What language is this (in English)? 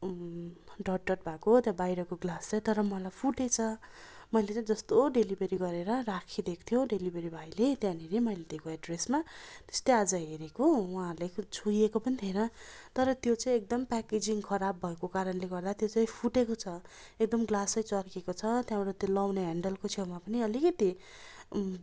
Nepali